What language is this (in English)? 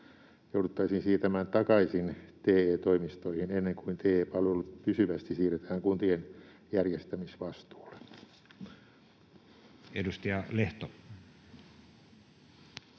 Finnish